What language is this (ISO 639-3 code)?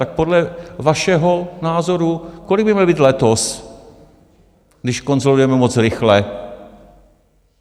ces